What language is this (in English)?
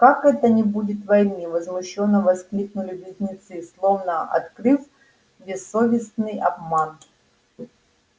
Russian